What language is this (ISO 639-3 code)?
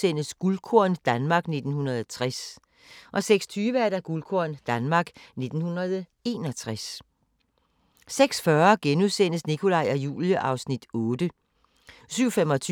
dan